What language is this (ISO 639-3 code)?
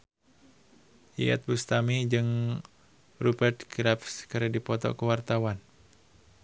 sun